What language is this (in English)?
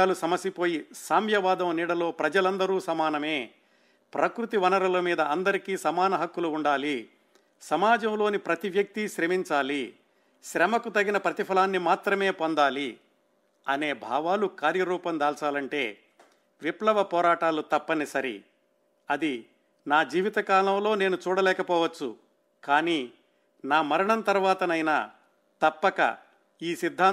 Telugu